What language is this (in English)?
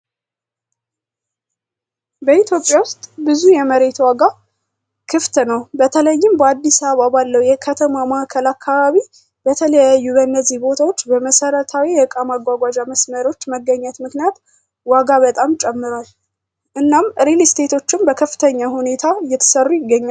Amharic